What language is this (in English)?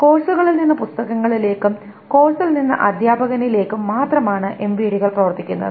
Malayalam